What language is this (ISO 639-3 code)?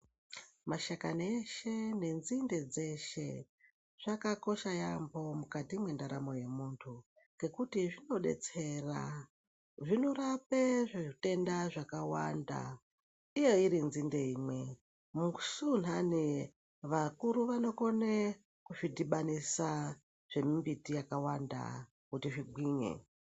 ndc